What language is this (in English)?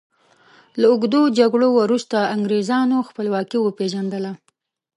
Pashto